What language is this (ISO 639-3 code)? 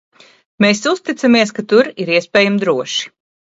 lav